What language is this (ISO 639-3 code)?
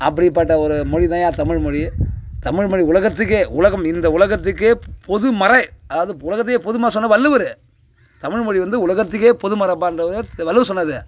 tam